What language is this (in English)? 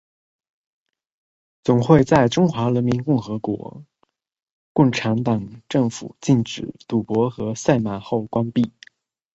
Chinese